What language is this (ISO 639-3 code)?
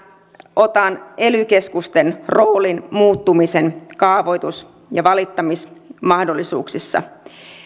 fin